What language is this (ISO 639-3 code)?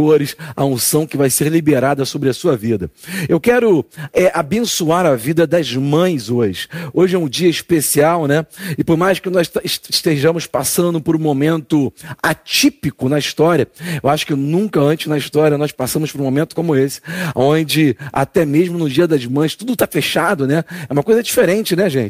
por